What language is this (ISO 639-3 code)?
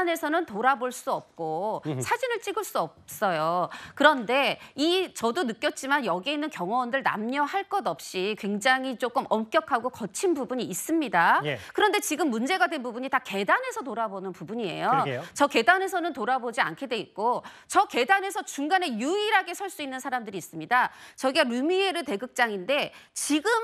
kor